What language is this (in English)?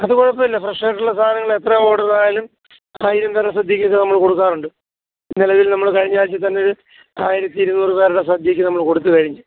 Malayalam